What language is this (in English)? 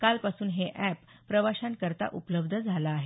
Marathi